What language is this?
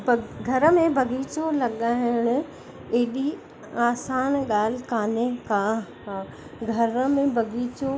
Sindhi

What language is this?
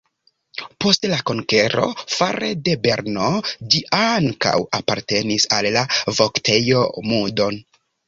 Esperanto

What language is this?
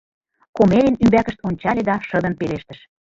Mari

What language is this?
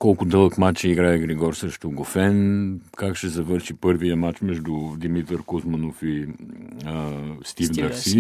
Bulgarian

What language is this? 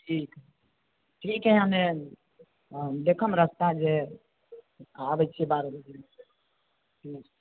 Maithili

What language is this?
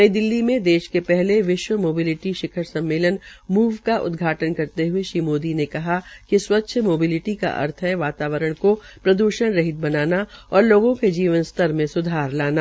Hindi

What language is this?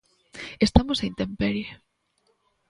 Galician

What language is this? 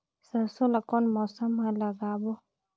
Chhattisgarhi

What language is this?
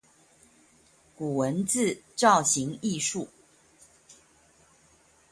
Chinese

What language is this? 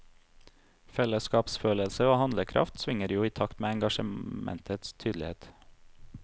Norwegian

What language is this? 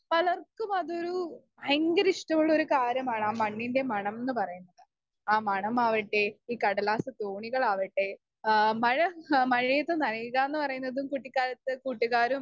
Malayalam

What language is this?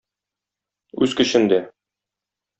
Tatar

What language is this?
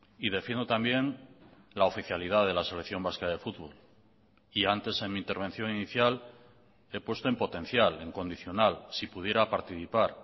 Spanish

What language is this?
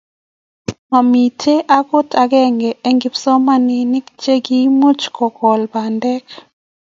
Kalenjin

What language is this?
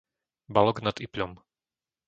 Slovak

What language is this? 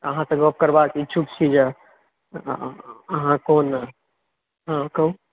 Maithili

